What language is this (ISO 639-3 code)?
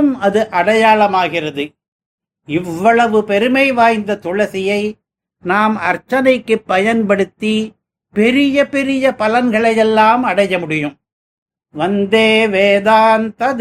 tam